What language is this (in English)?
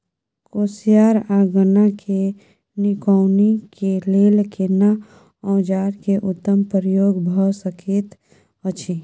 Maithili